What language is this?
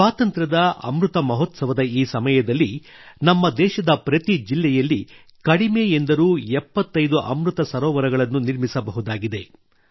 Kannada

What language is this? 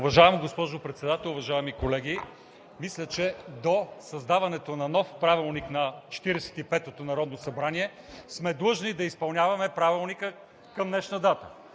Bulgarian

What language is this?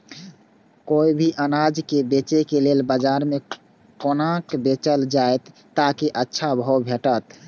Maithili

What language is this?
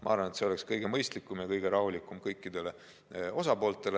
Estonian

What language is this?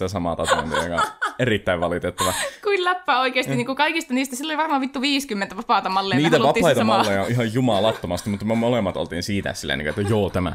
Finnish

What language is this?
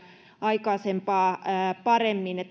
Finnish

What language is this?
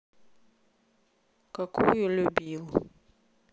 Russian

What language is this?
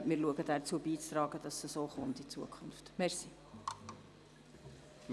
Swiss German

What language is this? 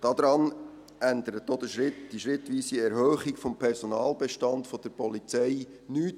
Swiss German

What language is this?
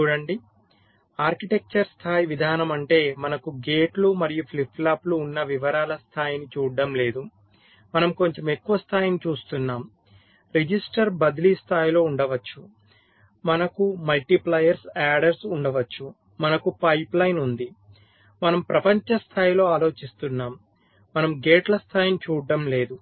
Telugu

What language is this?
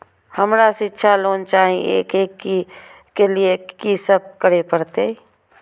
Maithili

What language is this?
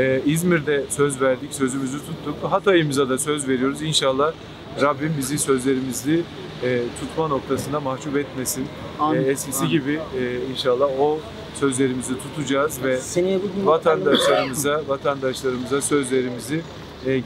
Turkish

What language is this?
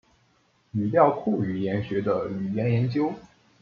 Chinese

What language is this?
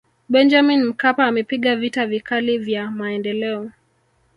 Swahili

